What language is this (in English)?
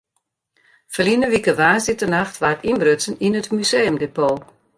Western Frisian